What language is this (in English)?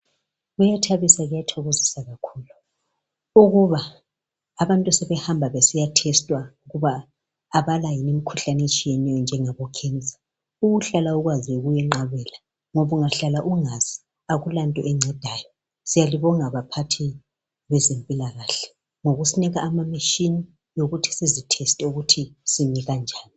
North Ndebele